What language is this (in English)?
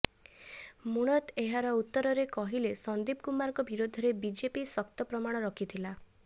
Odia